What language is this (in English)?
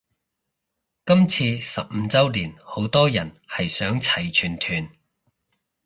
Cantonese